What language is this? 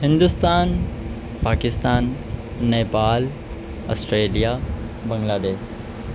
Urdu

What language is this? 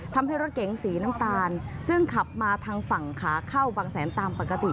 Thai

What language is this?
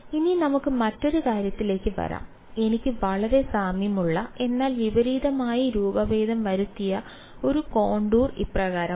Malayalam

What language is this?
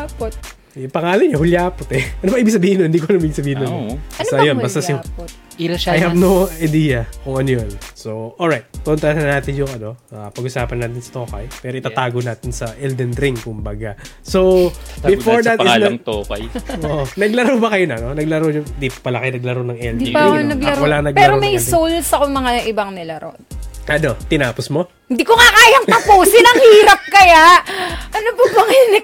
Filipino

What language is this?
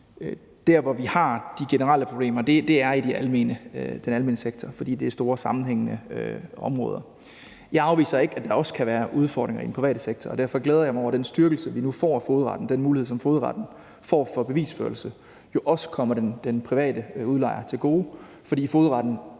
Danish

